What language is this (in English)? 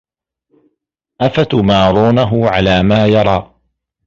Arabic